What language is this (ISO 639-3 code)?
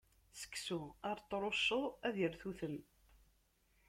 kab